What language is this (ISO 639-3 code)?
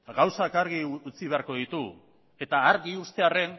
eus